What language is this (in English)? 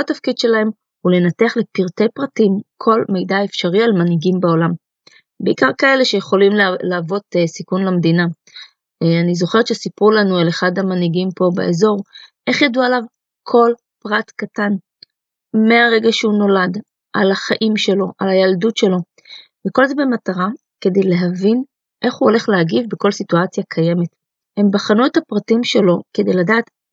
Hebrew